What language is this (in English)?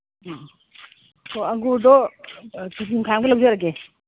Manipuri